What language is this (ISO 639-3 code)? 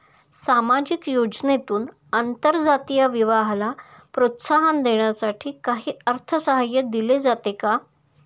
mar